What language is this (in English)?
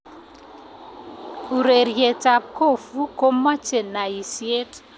Kalenjin